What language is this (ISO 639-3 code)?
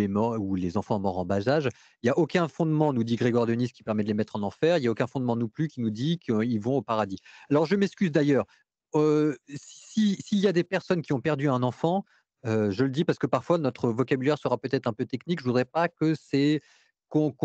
fra